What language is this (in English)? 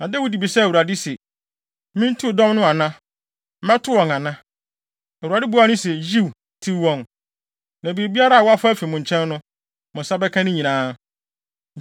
Akan